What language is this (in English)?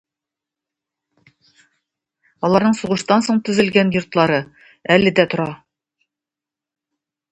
Tatar